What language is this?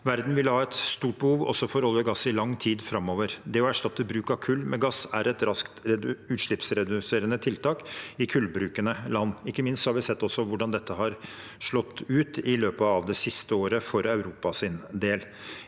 Norwegian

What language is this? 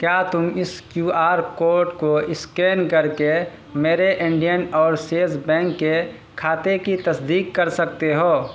Urdu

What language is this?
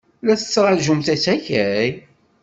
Kabyle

